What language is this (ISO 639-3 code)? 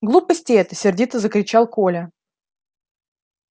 rus